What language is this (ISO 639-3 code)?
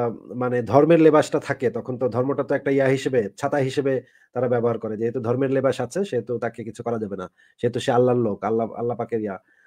ben